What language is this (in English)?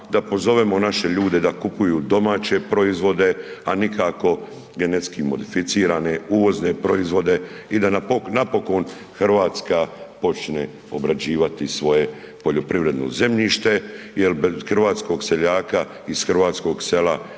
Croatian